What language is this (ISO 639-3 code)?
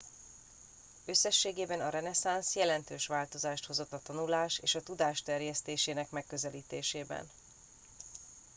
hun